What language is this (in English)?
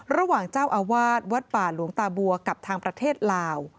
Thai